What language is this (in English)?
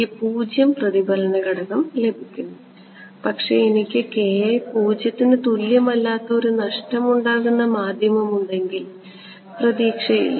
Malayalam